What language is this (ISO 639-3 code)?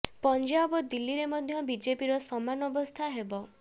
ori